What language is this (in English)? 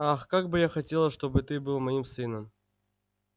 Russian